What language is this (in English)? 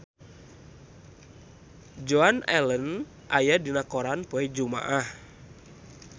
Sundanese